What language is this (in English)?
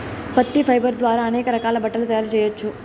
Telugu